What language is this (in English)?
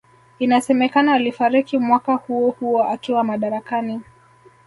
Swahili